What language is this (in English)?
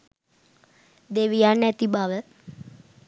Sinhala